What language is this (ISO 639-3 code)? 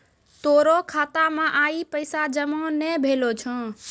mai